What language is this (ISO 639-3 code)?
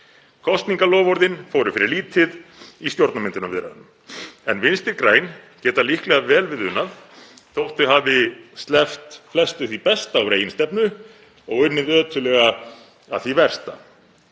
isl